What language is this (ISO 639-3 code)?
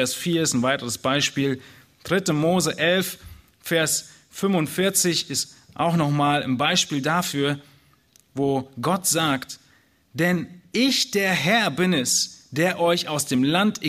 deu